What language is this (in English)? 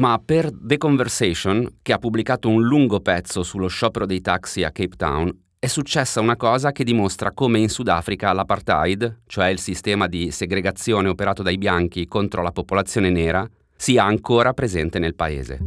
Italian